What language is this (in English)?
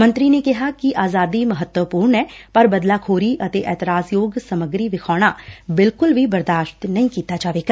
Punjabi